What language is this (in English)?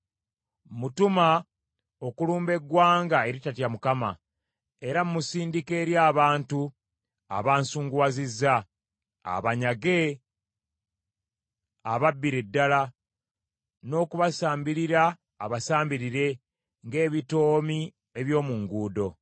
Ganda